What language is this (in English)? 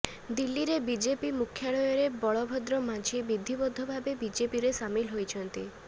Odia